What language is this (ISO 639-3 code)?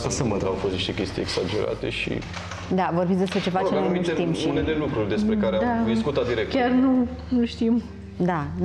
ron